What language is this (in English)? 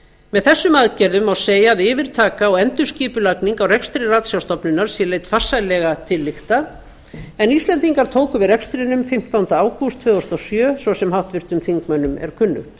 Icelandic